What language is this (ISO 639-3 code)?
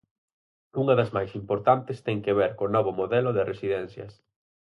glg